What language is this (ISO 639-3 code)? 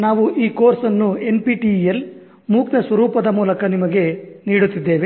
kan